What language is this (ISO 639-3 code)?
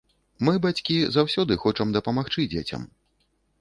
bel